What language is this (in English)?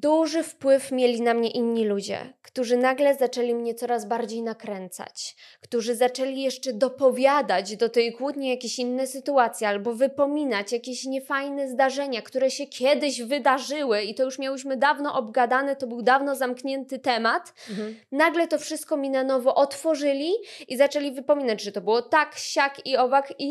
Polish